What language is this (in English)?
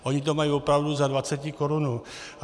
Czech